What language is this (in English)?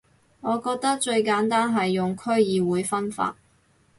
Cantonese